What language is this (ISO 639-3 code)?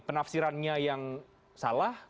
ind